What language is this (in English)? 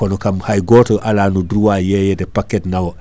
Fula